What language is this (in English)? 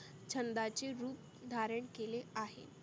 Marathi